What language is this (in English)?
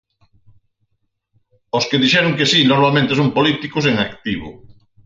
Galician